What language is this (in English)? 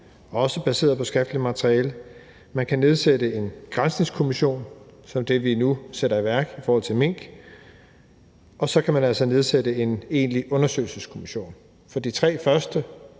Danish